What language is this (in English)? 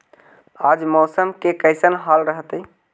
Magahi